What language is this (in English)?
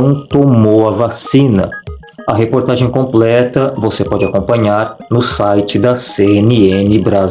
Portuguese